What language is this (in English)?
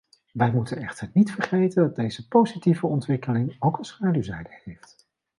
Dutch